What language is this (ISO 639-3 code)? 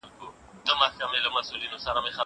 pus